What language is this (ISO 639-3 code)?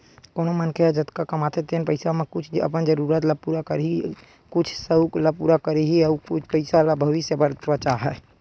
hne